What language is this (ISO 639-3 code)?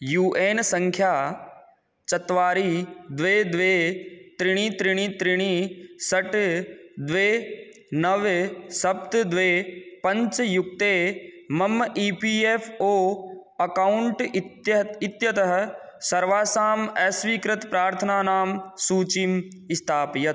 san